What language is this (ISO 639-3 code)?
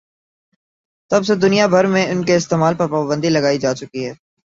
urd